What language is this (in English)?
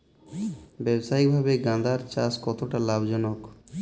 Bangla